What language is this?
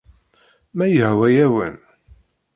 Kabyle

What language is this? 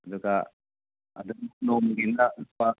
Manipuri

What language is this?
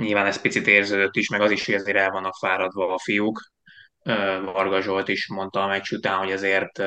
Hungarian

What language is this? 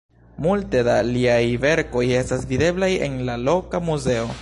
Esperanto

